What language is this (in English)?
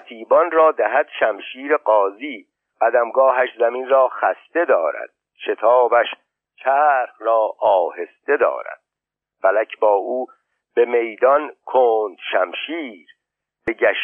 Persian